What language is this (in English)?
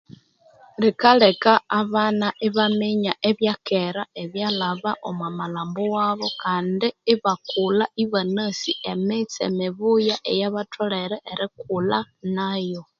Konzo